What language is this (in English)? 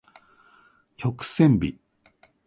Japanese